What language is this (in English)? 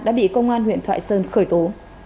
Vietnamese